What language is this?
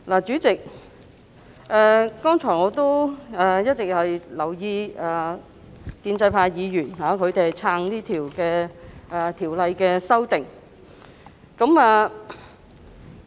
Cantonese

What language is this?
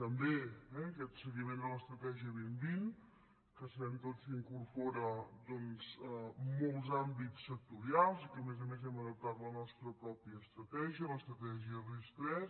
Catalan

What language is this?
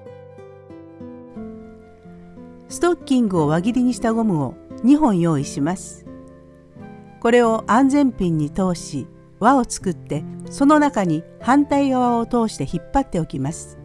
Japanese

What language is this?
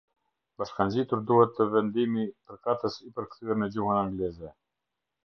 Albanian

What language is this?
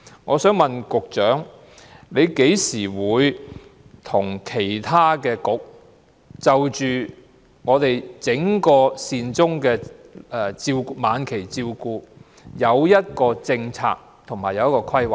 Cantonese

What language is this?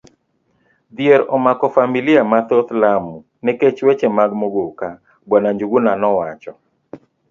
Luo (Kenya and Tanzania)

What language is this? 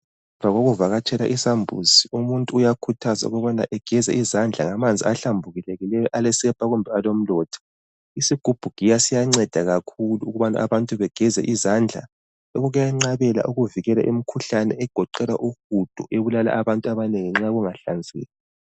North Ndebele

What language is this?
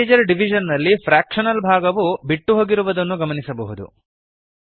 Kannada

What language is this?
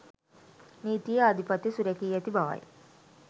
Sinhala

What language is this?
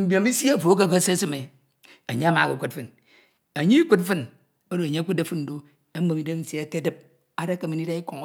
Ito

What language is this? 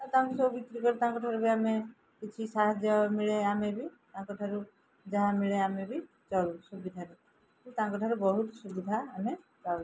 Odia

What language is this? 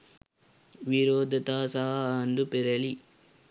Sinhala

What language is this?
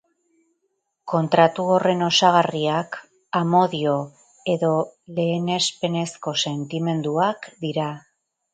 Basque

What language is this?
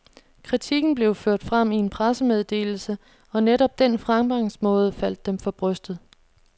Danish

